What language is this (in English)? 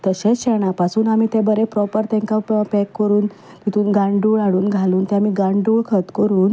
Konkani